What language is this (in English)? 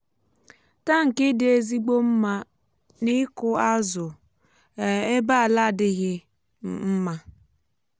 Igbo